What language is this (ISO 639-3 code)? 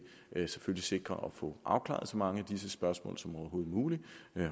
dan